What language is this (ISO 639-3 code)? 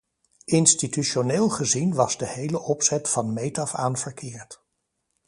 nld